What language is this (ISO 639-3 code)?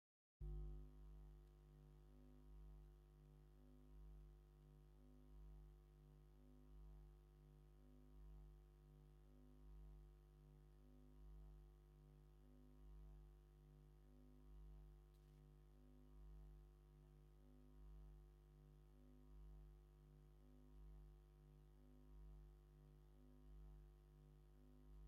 tir